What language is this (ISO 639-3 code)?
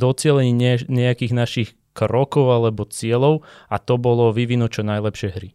slk